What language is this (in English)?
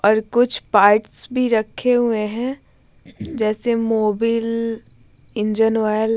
Hindi